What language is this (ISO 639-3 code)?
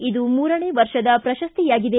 kan